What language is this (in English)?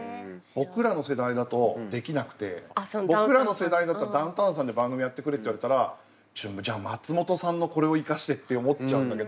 Japanese